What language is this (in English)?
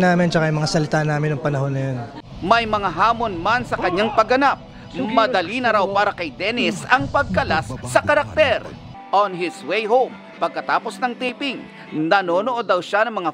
Filipino